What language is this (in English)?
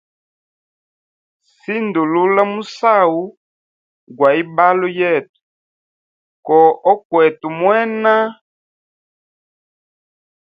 Hemba